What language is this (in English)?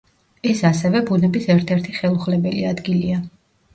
Georgian